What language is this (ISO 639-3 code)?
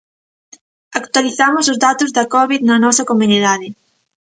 glg